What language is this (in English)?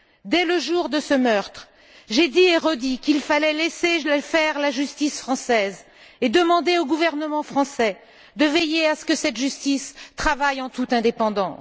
French